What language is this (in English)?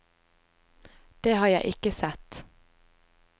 Norwegian